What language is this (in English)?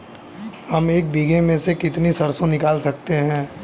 Hindi